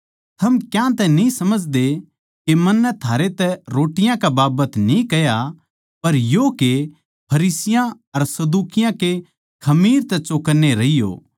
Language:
Haryanvi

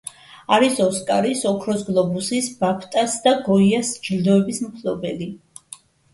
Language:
Georgian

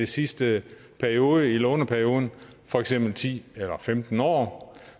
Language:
Danish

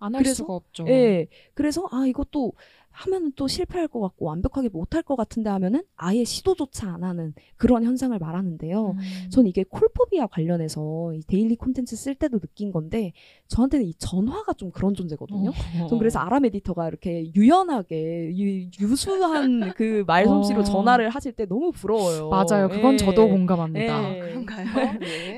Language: Korean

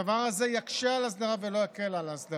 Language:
Hebrew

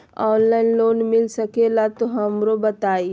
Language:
Magahi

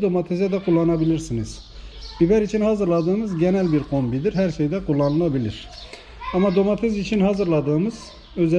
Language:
Turkish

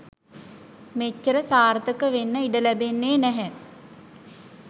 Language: Sinhala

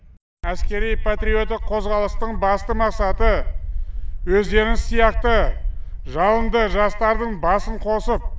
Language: Kazakh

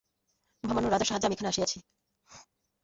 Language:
Bangla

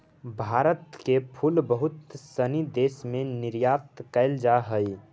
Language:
Magahi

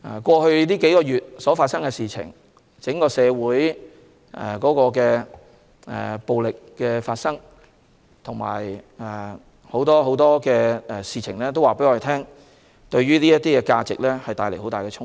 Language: Cantonese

